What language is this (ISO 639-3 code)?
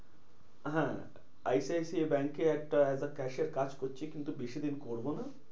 ben